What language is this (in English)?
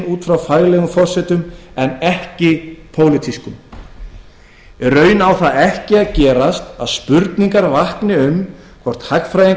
Icelandic